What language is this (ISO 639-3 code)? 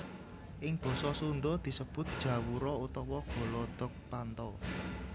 jav